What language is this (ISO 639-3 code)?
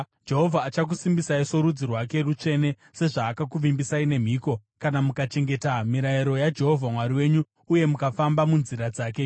sna